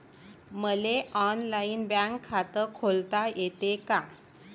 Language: Marathi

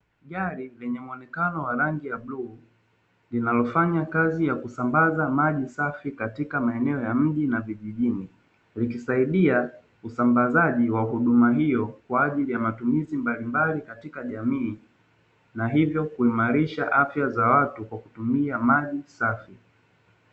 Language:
Swahili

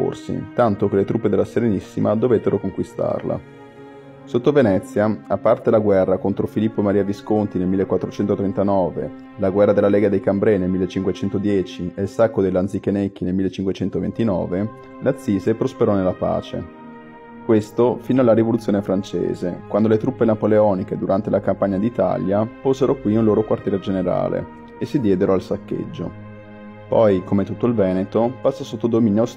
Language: Italian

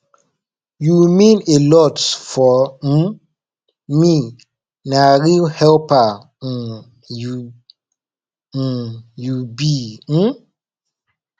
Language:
Nigerian Pidgin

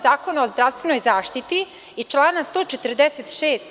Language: Serbian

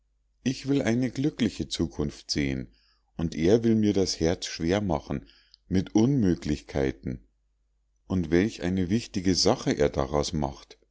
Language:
German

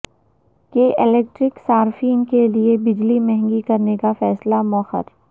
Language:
Urdu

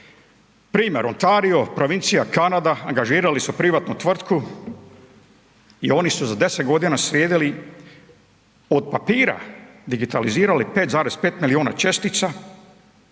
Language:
Croatian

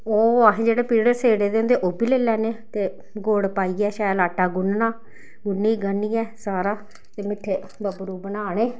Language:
Dogri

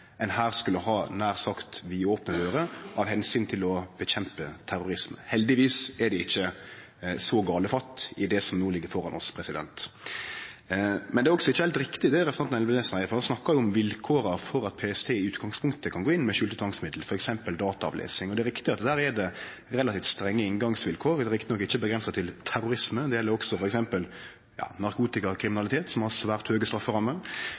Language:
Norwegian Nynorsk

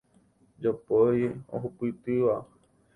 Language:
Guarani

